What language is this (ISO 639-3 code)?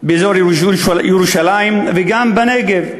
heb